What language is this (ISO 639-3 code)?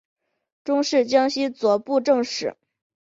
zho